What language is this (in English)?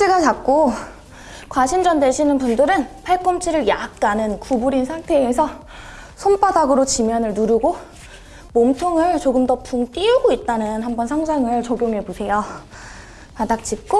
Korean